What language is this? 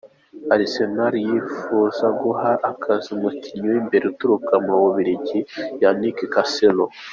Kinyarwanda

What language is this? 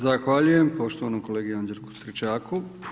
Croatian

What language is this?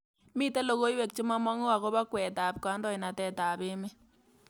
Kalenjin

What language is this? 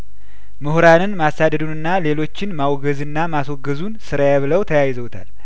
Amharic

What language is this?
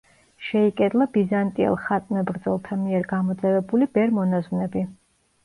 Georgian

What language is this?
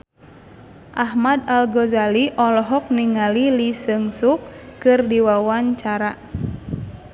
Sundanese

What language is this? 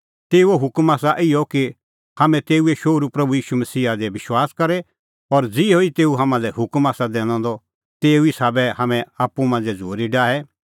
Kullu Pahari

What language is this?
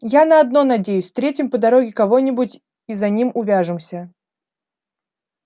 Russian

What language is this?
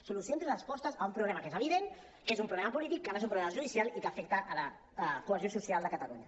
Catalan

